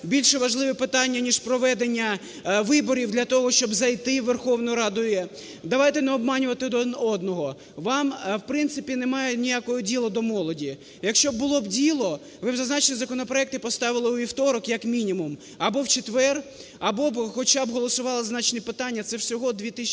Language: Ukrainian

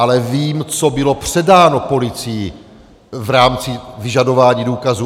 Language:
Czech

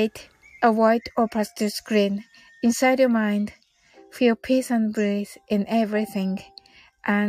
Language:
Japanese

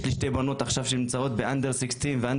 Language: Hebrew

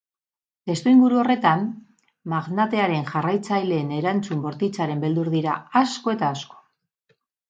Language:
Basque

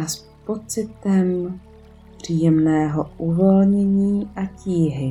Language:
Czech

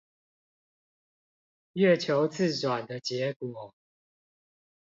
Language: Chinese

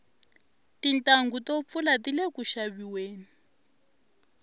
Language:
Tsonga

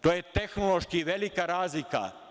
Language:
Serbian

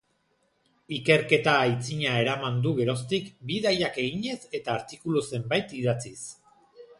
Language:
Basque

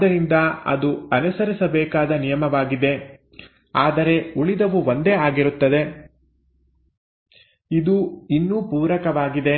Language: Kannada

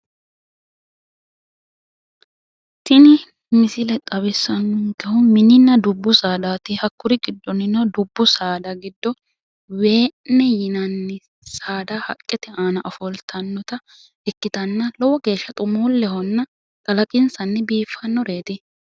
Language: Sidamo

